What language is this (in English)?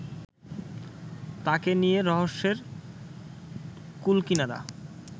Bangla